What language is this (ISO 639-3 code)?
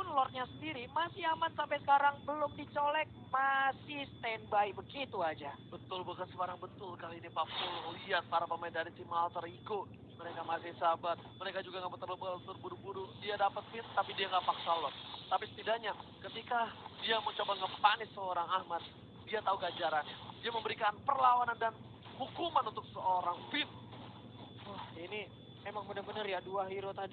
ind